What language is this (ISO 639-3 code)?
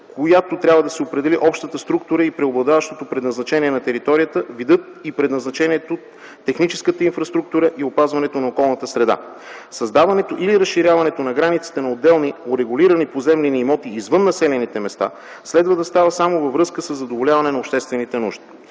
bul